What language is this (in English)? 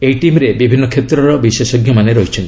Odia